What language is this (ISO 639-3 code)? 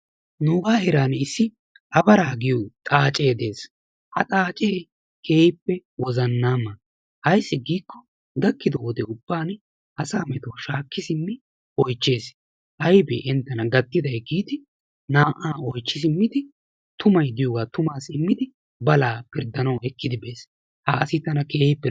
wal